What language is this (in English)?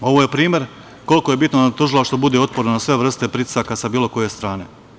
Serbian